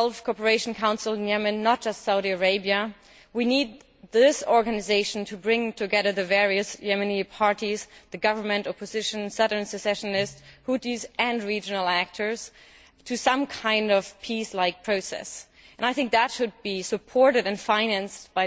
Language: English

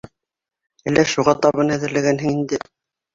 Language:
Bashkir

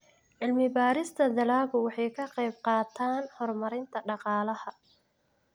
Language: Somali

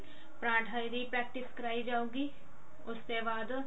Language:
Punjabi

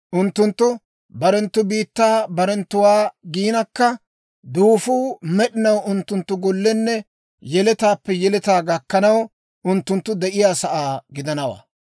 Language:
Dawro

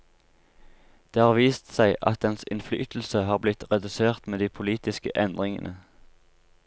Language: Norwegian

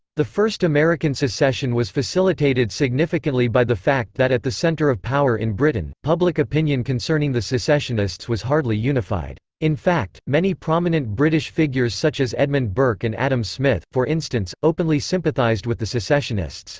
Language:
English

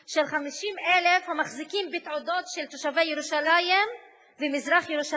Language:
Hebrew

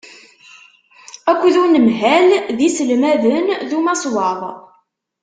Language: Kabyle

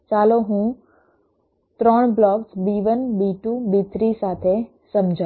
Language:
Gujarati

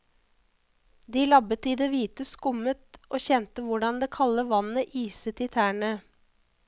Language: Norwegian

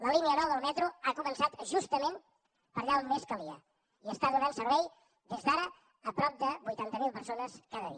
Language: Catalan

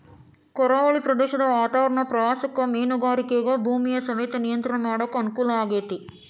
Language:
Kannada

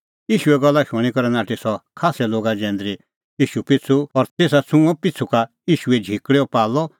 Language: Kullu Pahari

